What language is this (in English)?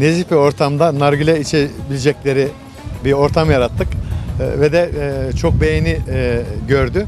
Turkish